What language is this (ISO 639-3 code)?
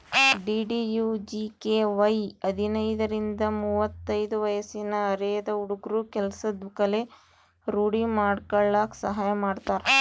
kan